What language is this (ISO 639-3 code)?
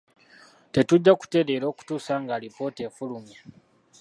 lug